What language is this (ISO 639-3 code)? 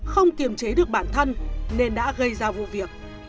vie